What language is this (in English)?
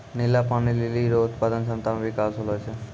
Maithili